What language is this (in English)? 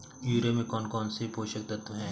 Hindi